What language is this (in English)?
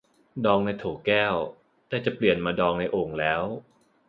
Thai